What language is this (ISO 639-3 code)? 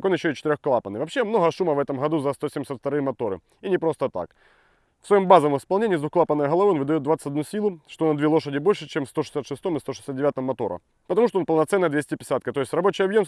rus